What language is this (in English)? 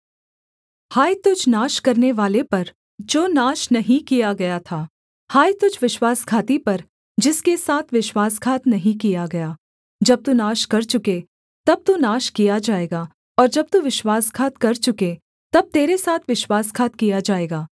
Hindi